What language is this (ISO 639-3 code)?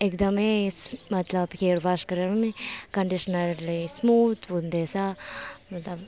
nep